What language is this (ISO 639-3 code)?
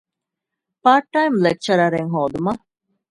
div